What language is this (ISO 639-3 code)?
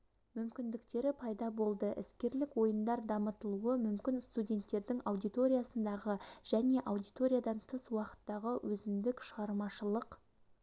kaz